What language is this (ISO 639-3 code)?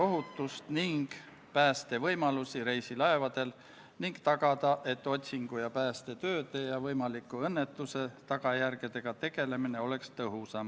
est